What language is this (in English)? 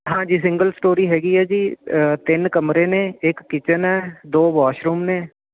Punjabi